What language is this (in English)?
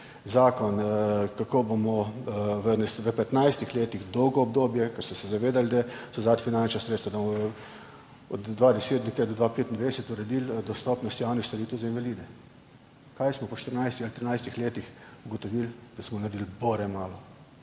Slovenian